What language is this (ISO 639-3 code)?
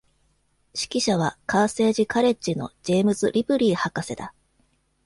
jpn